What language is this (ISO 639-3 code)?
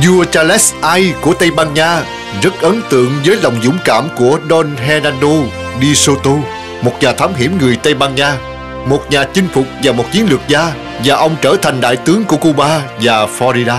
vie